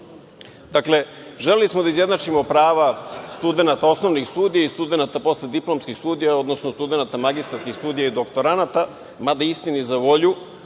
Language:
Serbian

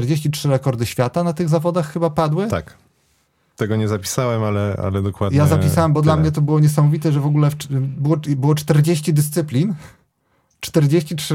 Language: Polish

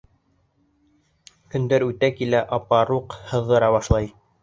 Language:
Bashkir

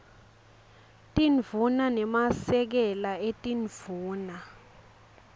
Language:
Swati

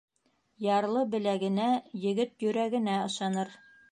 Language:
Bashkir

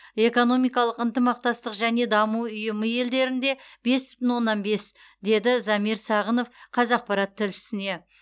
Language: Kazakh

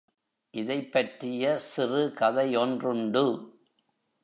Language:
Tamil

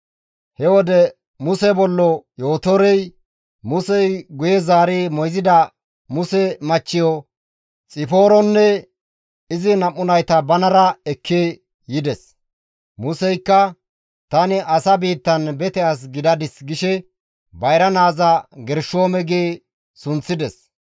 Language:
Gamo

